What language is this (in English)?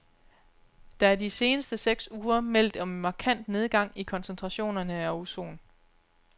Danish